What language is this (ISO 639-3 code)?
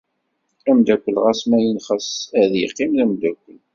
kab